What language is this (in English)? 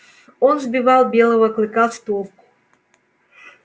Russian